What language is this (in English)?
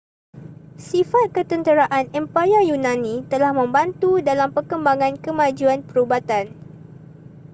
Malay